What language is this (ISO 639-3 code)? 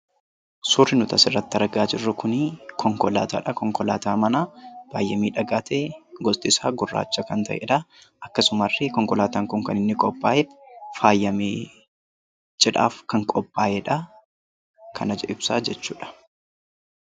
orm